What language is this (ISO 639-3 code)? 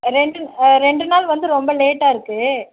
tam